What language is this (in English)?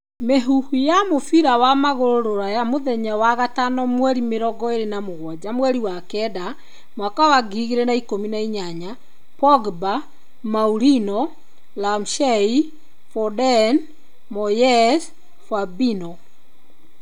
Kikuyu